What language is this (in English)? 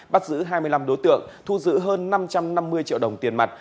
Vietnamese